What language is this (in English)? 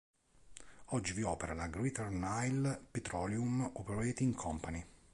Italian